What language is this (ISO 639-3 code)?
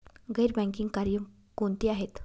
mar